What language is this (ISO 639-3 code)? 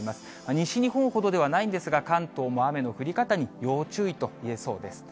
jpn